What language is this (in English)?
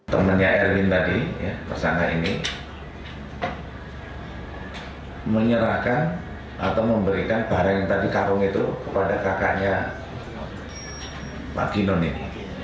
Indonesian